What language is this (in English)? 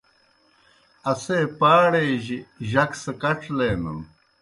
Kohistani Shina